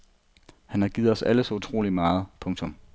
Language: Danish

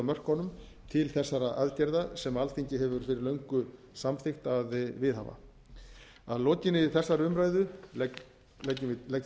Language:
Icelandic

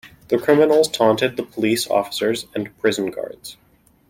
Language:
English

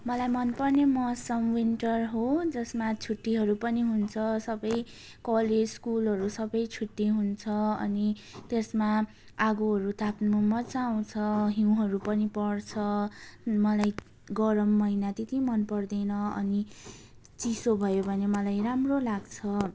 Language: Nepali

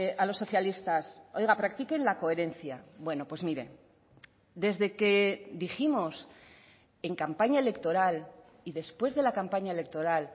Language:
Spanish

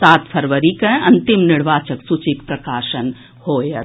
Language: Maithili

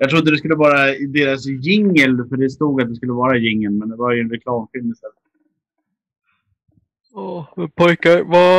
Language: Swedish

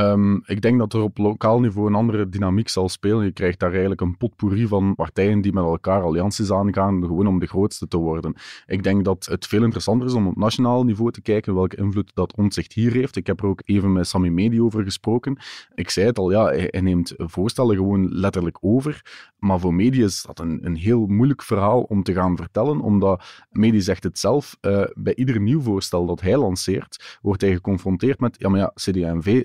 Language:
Dutch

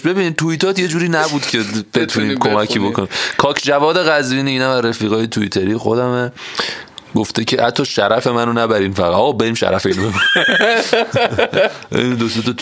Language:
Persian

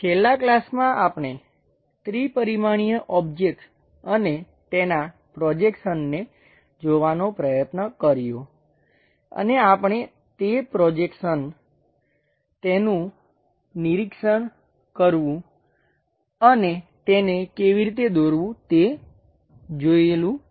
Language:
Gujarati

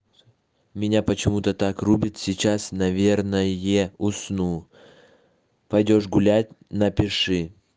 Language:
Russian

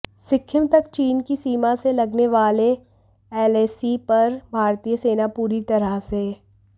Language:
Hindi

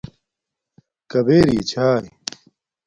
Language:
Domaaki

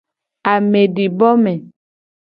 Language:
Gen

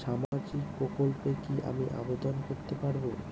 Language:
Bangla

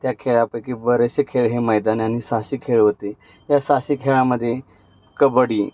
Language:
Marathi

